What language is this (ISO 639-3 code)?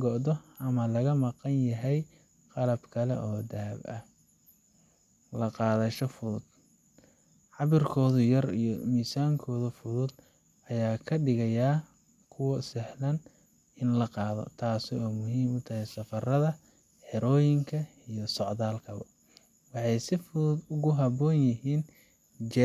som